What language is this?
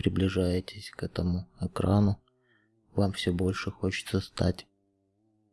Russian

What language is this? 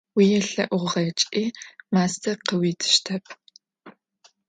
Adyghe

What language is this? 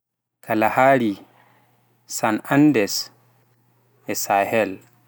Pular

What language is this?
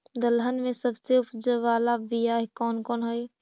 Magahi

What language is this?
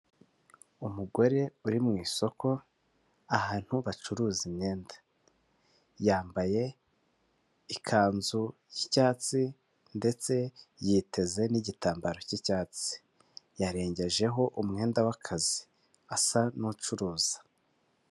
Kinyarwanda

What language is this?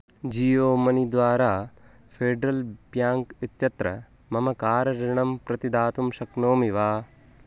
Sanskrit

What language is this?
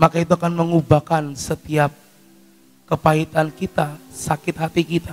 Indonesian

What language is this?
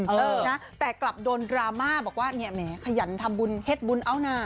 Thai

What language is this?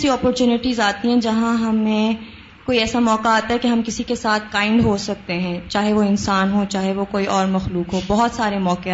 Urdu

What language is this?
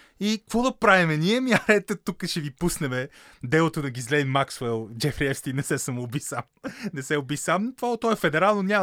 Bulgarian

